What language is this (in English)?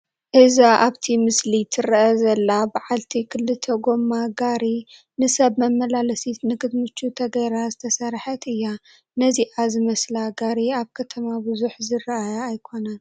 Tigrinya